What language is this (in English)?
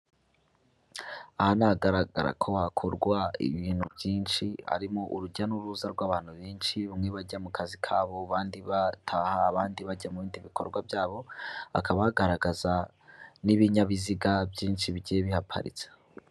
Kinyarwanda